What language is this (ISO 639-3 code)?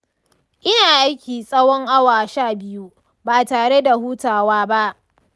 hau